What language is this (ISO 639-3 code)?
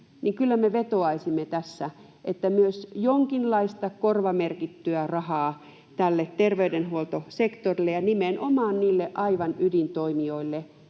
fin